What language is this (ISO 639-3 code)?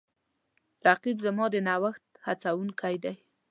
pus